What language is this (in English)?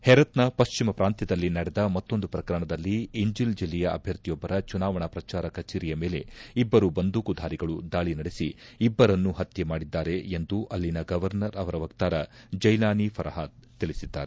Kannada